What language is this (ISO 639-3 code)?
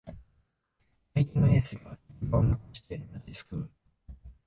jpn